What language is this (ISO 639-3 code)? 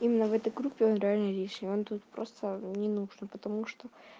rus